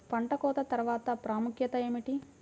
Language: Telugu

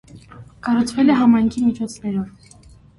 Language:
Armenian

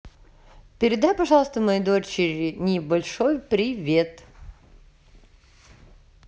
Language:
Russian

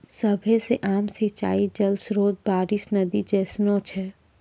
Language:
Maithili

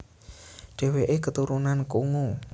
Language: Javanese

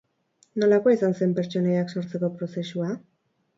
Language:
Basque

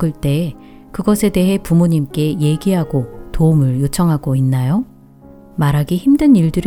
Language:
Korean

